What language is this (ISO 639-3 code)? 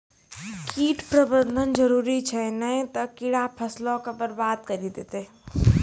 mai